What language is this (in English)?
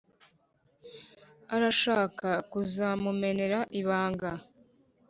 Kinyarwanda